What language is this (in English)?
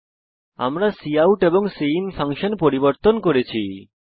Bangla